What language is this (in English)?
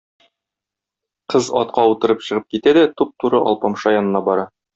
Tatar